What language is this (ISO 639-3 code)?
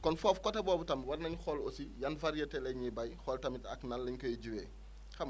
wol